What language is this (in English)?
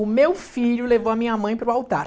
Portuguese